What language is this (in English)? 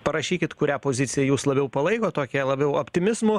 Lithuanian